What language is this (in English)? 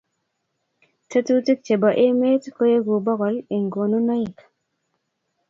Kalenjin